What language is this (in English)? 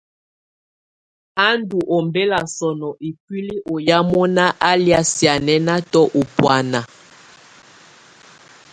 Tunen